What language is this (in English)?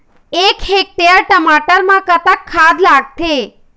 Chhattisgarhi